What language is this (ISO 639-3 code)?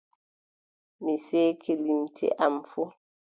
fub